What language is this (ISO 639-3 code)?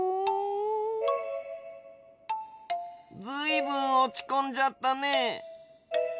jpn